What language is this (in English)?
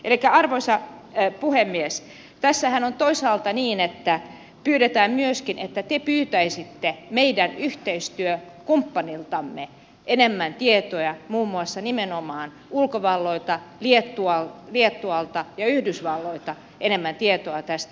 Finnish